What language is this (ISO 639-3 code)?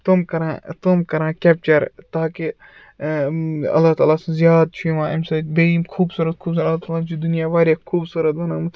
kas